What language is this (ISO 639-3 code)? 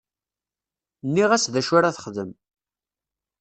kab